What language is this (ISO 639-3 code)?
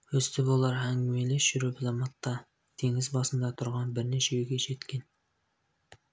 kaz